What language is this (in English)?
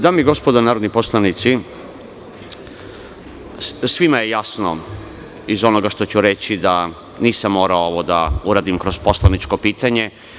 Serbian